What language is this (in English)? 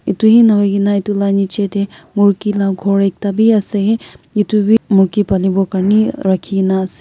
Naga Pidgin